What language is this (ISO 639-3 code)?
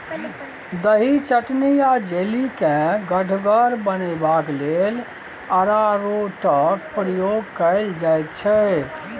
mai